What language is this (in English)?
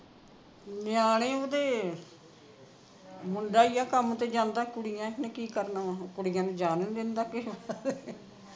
Punjabi